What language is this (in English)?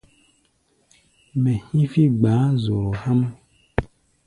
Gbaya